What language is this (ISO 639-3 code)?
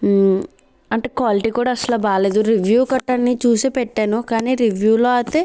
tel